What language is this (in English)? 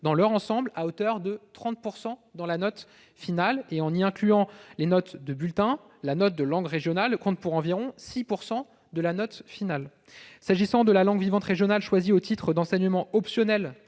French